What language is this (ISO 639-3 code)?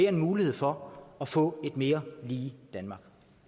dan